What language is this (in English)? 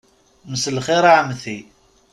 Kabyle